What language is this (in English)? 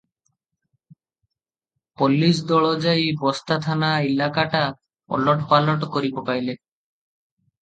Odia